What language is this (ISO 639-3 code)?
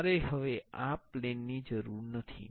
guj